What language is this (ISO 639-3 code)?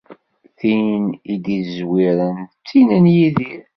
kab